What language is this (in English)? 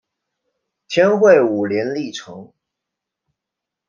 Chinese